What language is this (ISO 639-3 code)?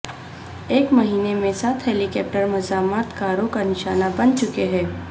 urd